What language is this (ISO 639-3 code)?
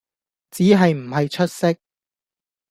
yue